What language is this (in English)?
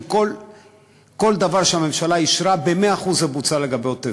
Hebrew